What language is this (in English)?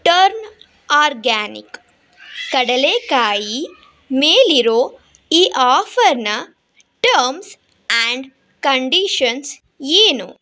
Kannada